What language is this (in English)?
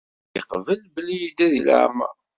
Kabyle